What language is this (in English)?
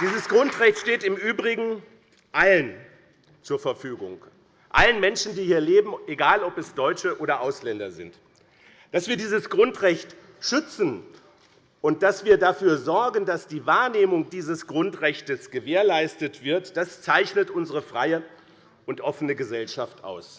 German